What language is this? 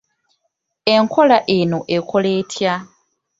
Ganda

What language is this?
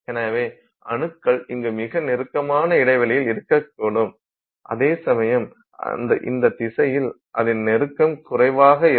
Tamil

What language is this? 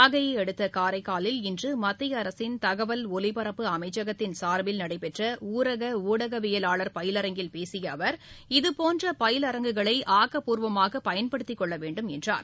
Tamil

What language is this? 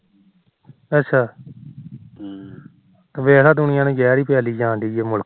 Punjabi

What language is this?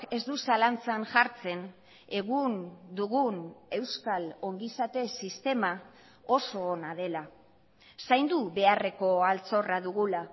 Basque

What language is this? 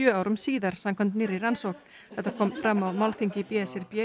Icelandic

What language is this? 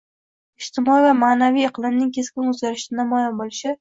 Uzbek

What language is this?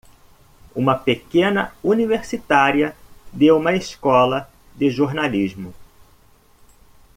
Portuguese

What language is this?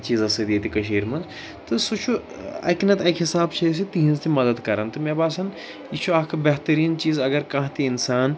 Kashmiri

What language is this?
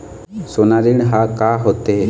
Chhattisgarhi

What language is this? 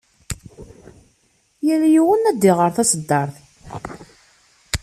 Kabyle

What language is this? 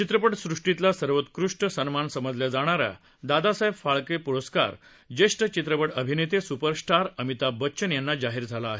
Marathi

